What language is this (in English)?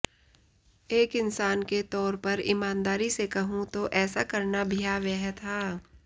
Hindi